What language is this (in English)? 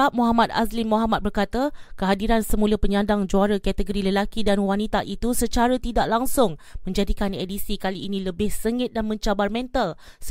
Malay